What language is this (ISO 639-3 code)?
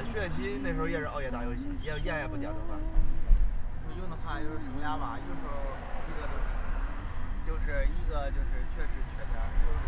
zho